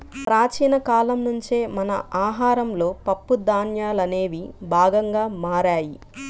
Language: Telugu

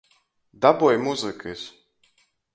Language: Latgalian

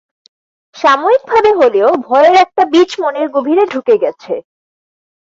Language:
Bangla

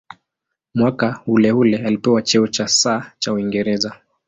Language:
Swahili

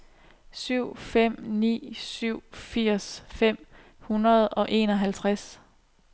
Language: Danish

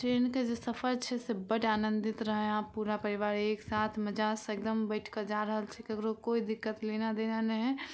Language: Maithili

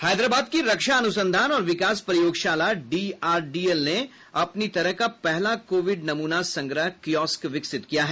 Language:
Hindi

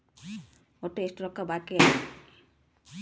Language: Kannada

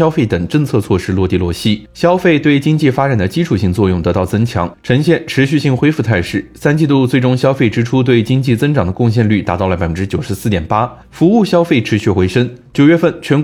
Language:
Chinese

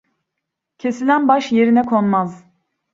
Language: Turkish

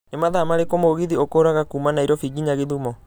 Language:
Kikuyu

